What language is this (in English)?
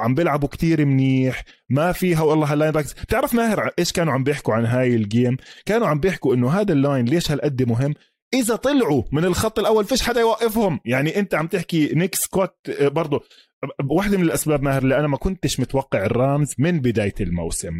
Arabic